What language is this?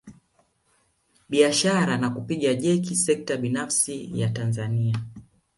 Swahili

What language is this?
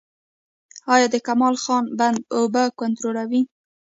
Pashto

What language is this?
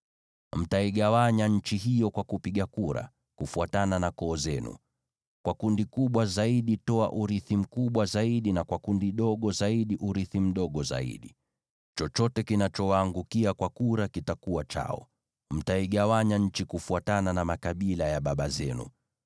Swahili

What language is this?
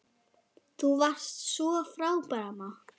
Icelandic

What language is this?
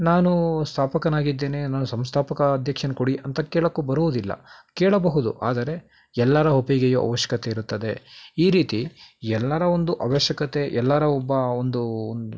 Kannada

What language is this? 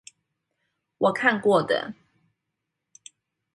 Chinese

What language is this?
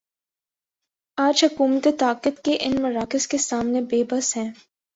Urdu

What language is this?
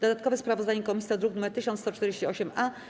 Polish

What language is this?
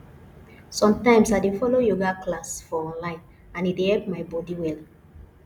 Nigerian Pidgin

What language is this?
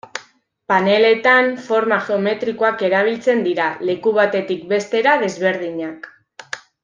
Basque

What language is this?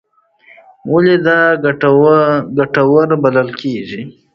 Pashto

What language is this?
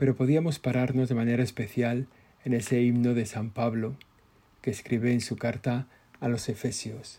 Spanish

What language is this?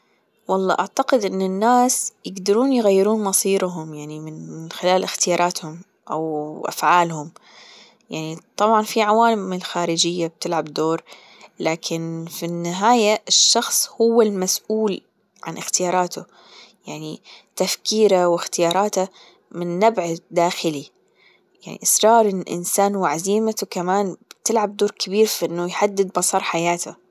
Gulf Arabic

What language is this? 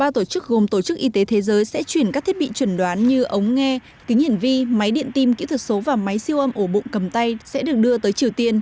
Vietnamese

